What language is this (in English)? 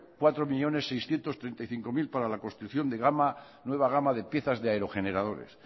Spanish